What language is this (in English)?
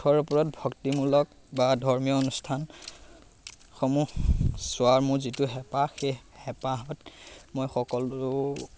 Assamese